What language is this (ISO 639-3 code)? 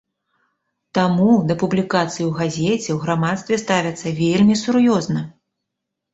bel